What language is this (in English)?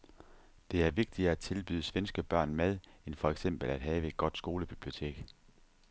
Danish